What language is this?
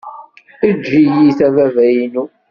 Kabyle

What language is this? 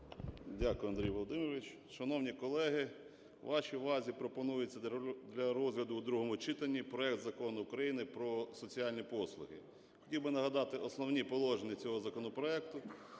Ukrainian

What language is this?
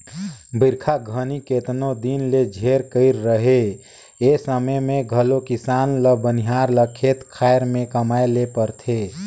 Chhattisgarhi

